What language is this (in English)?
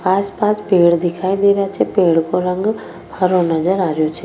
Rajasthani